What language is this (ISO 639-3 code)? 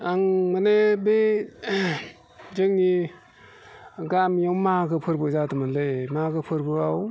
brx